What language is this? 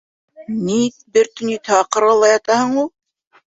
Bashkir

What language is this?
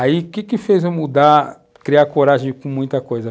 Portuguese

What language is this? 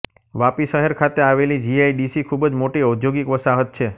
Gujarati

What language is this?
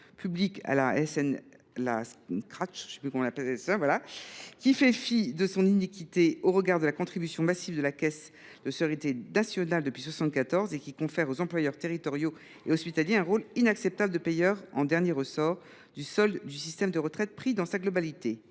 French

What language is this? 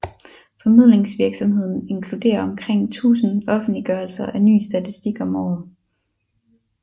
Danish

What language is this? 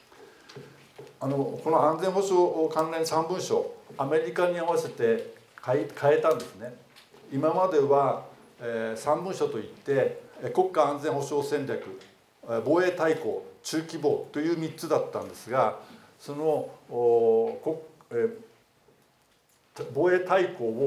Japanese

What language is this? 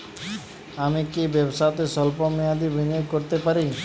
Bangla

